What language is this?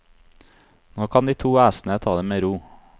Norwegian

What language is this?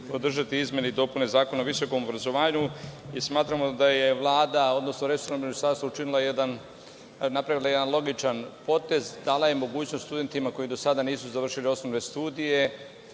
Serbian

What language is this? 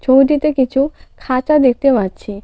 Bangla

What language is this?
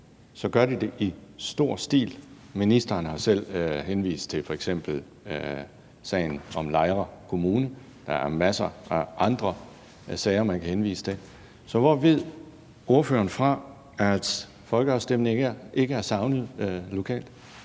Danish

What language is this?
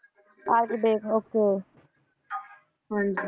Punjabi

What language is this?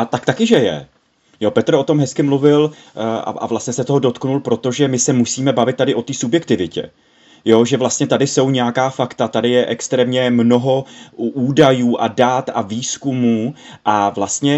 Czech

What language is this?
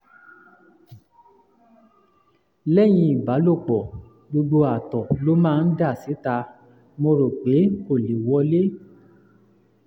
Yoruba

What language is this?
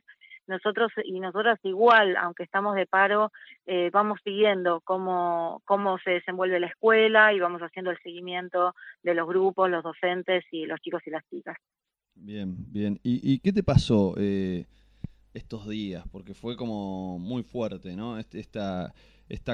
Spanish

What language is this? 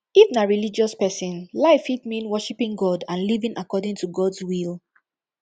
Nigerian Pidgin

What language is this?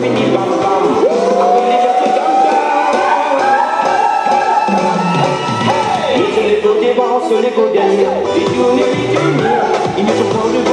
Greek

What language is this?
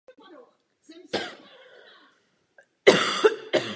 Czech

